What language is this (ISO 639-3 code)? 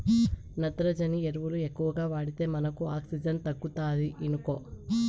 tel